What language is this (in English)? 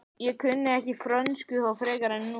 Icelandic